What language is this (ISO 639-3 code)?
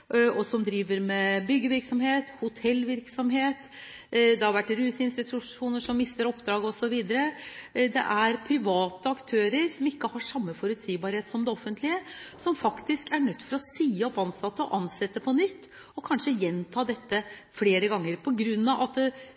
nob